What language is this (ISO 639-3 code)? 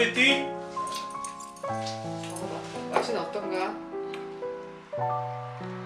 kor